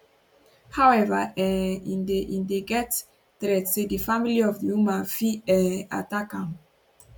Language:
Nigerian Pidgin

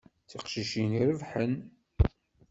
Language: Kabyle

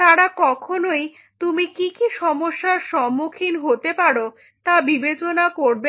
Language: Bangla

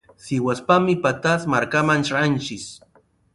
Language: Sihuas Ancash Quechua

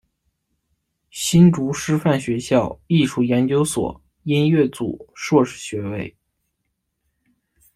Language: Chinese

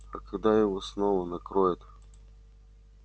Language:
Russian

